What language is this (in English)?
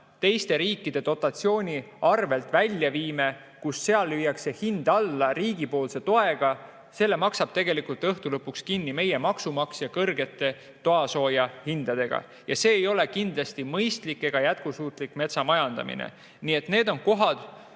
Estonian